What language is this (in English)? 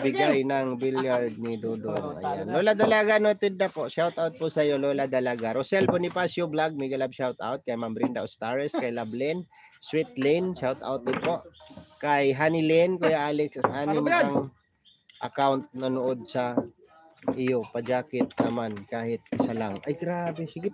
Filipino